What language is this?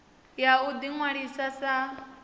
Venda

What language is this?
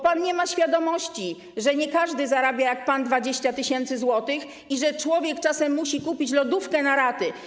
Polish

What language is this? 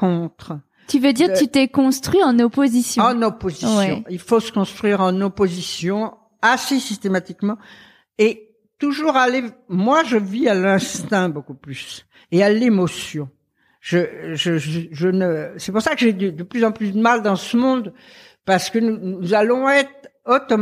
French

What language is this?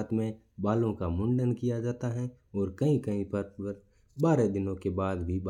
Mewari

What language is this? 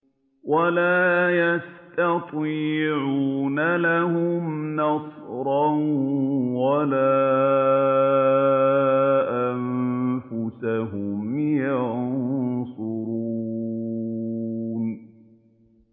Arabic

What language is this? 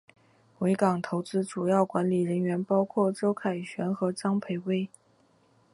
Chinese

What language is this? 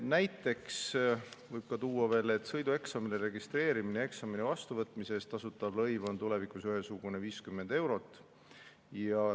Estonian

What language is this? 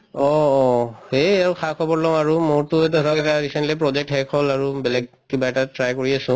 Assamese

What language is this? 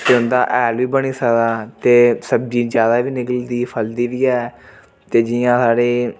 Dogri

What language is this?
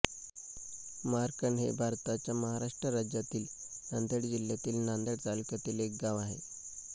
Marathi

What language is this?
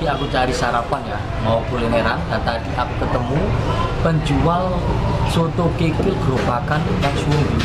Indonesian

